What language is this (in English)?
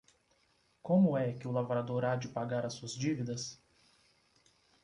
Portuguese